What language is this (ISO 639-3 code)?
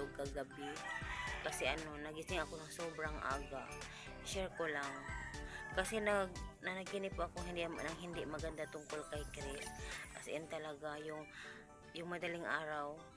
fil